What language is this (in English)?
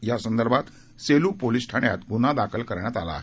Marathi